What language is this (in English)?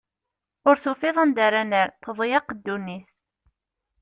Kabyle